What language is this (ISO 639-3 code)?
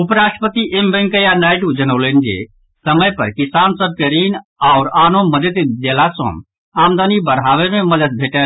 mai